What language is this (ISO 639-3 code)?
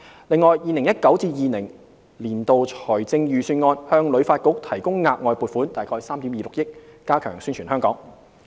yue